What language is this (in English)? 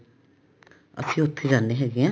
Punjabi